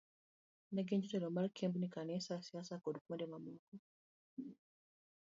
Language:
Luo (Kenya and Tanzania)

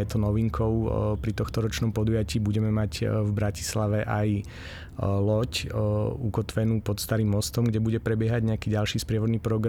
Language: Slovak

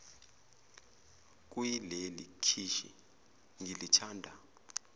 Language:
Zulu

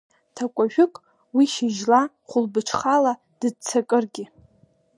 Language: Abkhazian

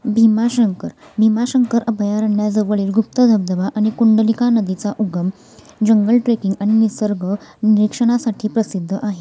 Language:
Marathi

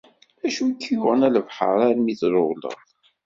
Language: Kabyle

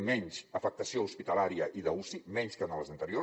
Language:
Catalan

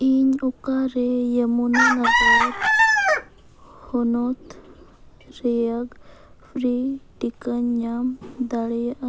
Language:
Santali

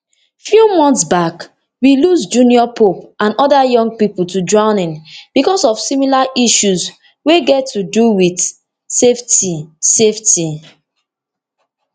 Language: Nigerian Pidgin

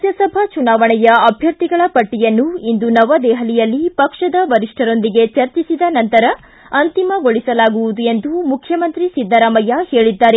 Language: Kannada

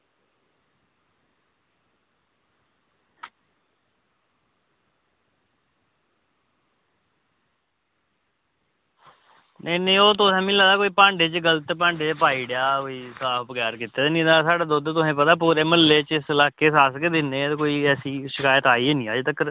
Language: Dogri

